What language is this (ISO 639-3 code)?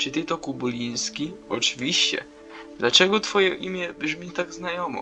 pol